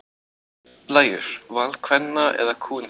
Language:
Icelandic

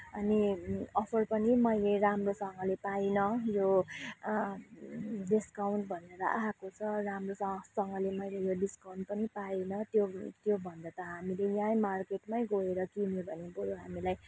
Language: Nepali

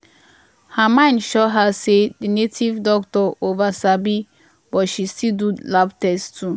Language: Nigerian Pidgin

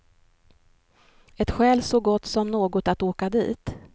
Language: Swedish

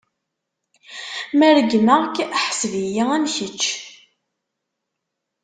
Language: Kabyle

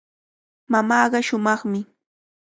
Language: Cajatambo North Lima Quechua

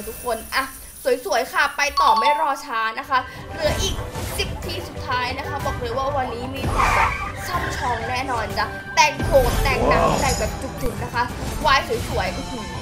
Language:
Thai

